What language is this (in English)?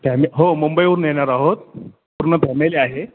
Marathi